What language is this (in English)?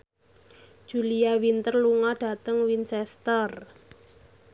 Javanese